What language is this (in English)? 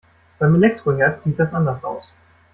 German